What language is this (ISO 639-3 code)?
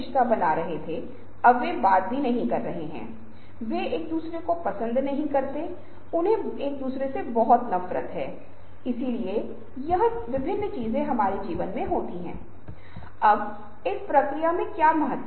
hin